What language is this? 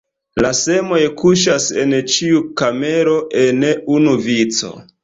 Esperanto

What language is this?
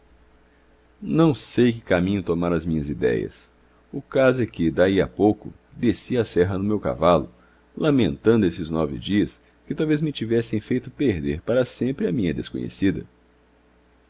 Portuguese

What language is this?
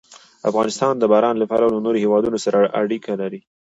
Pashto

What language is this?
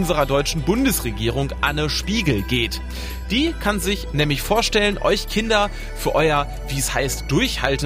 German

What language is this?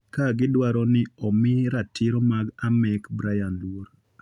Luo (Kenya and Tanzania)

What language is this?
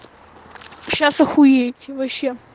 Russian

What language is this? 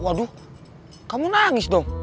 Indonesian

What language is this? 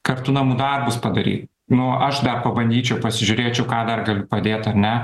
Lithuanian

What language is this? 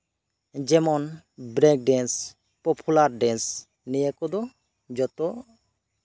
Santali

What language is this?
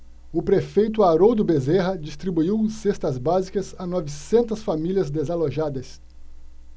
Portuguese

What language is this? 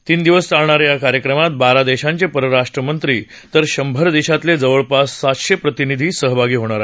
Marathi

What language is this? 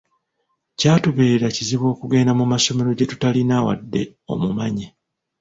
Ganda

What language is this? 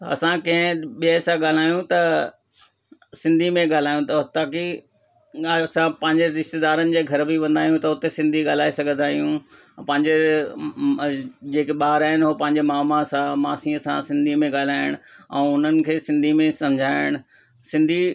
Sindhi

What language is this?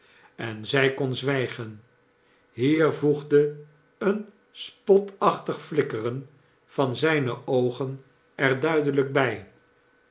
Dutch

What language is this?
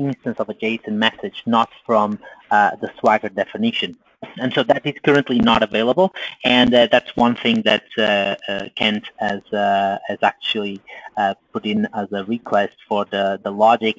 English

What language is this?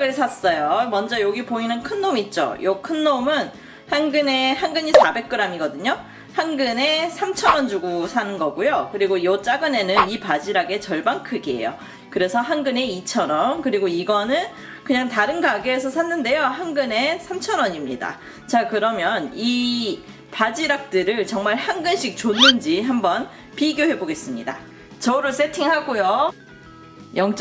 Korean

